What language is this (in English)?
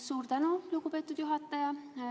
Estonian